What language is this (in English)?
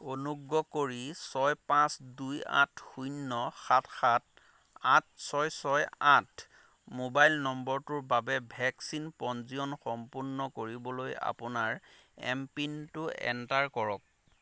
Assamese